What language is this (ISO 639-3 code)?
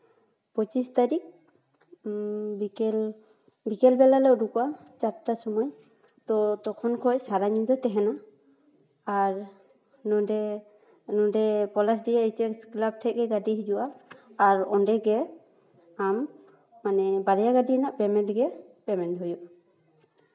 sat